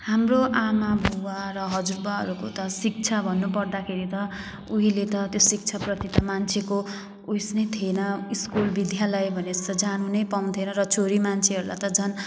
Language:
Nepali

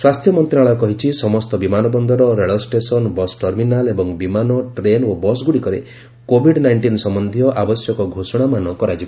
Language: Odia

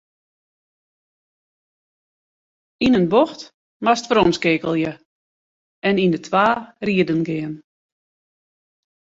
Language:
Western Frisian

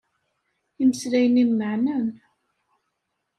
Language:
Kabyle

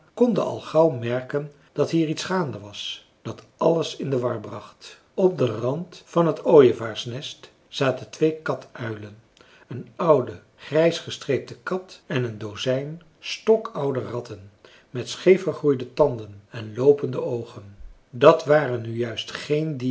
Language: Dutch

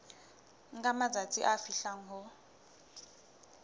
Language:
Southern Sotho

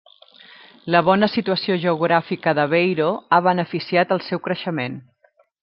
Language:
Catalan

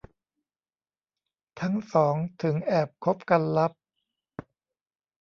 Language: Thai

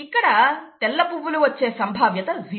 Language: Telugu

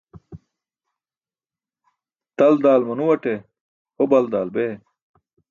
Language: Burushaski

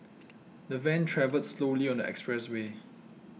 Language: English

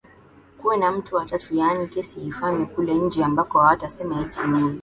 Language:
Swahili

